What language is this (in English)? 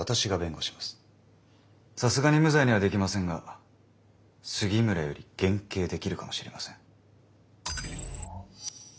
Japanese